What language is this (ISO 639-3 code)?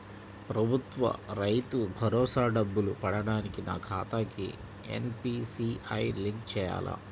tel